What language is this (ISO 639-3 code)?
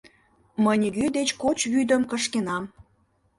chm